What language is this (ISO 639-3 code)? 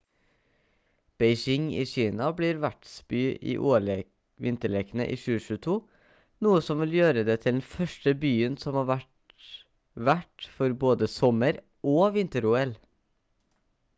nob